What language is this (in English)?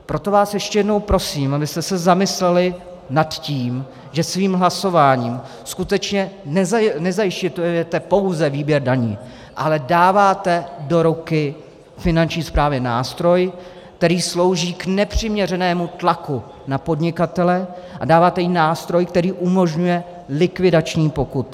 Czech